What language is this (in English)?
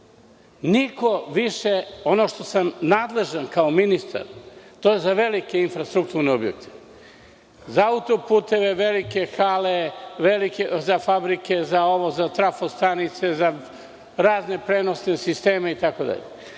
Serbian